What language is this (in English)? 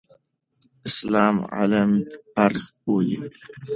Pashto